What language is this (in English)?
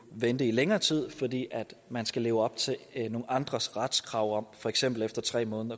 Danish